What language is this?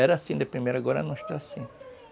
Portuguese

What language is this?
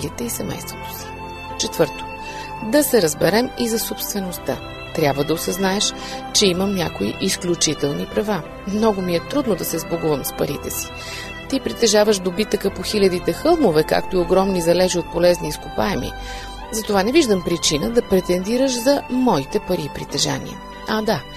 Bulgarian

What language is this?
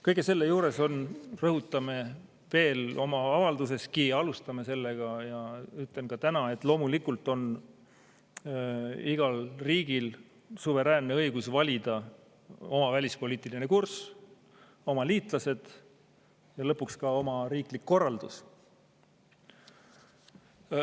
Estonian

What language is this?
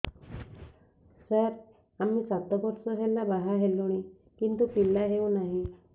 Odia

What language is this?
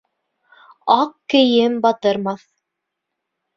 Bashkir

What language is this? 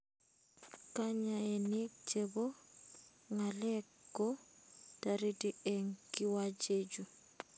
Kalenjin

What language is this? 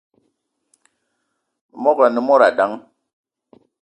Eton (Cameroon)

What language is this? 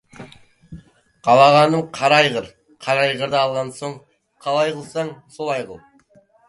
Kazakh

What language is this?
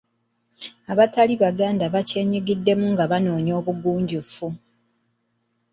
Ganda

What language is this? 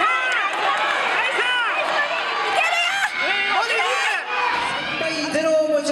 Japanese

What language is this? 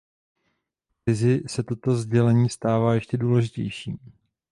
Czech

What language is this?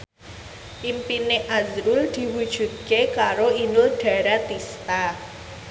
Javanese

